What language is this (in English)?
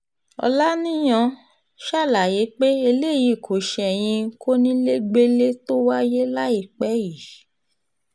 Yoruba